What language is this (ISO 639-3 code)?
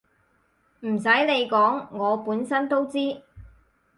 yue